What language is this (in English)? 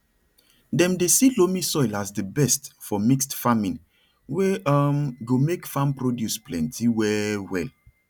Nigerian Pidgin